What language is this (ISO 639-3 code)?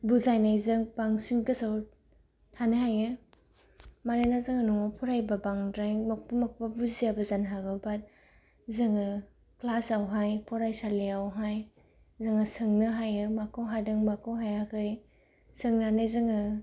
brx